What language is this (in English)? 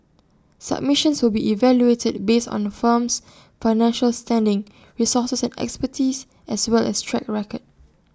English